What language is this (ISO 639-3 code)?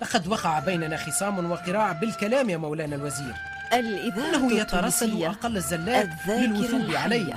ara